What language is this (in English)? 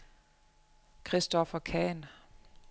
Danish